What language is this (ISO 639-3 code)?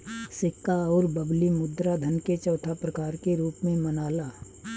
bho